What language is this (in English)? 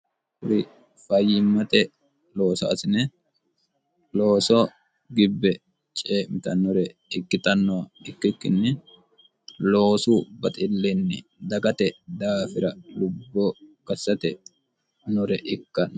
Sidamo